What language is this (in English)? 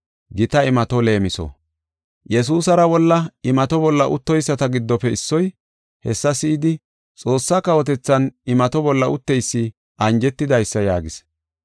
Gofa